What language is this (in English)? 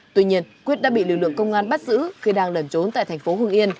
Vietnamese